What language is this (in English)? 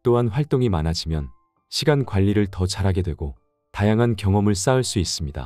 Korean